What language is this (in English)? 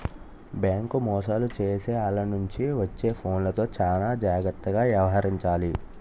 Telugu